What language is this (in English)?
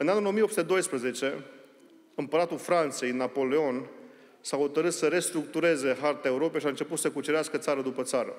Romanian